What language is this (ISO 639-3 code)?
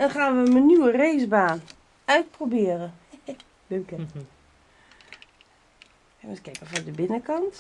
nld